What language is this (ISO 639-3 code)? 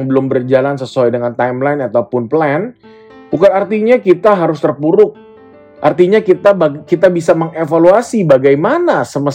ind